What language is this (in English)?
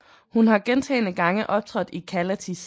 Danish